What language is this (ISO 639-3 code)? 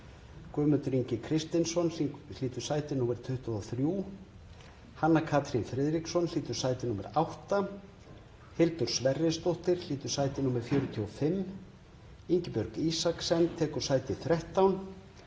isl